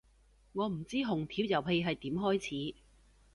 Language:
Cantonese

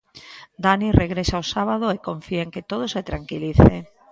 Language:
Galician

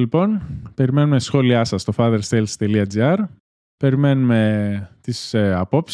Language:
Greek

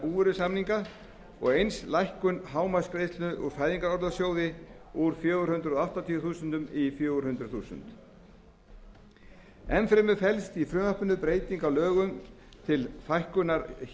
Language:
Icelandic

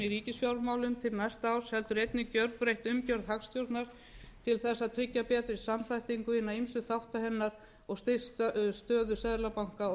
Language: Icelandic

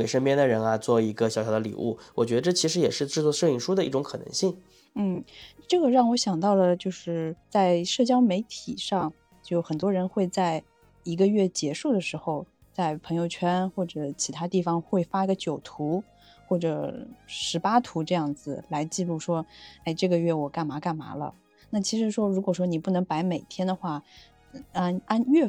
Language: Chinese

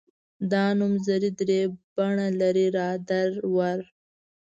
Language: Pashto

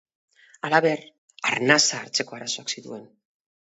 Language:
Basque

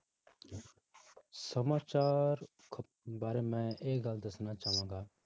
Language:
Punjabi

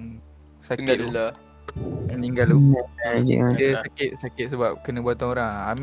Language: Malay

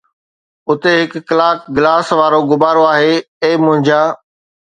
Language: Sindhi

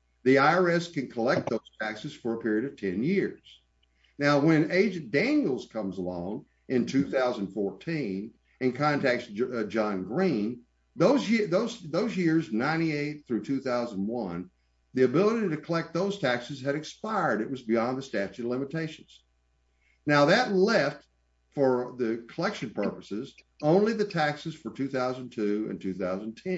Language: English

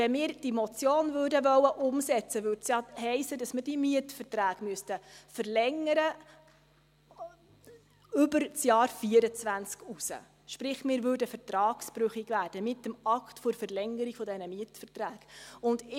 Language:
Swiss German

